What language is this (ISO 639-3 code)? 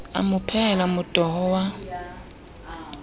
sot